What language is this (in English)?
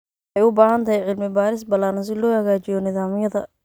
Somali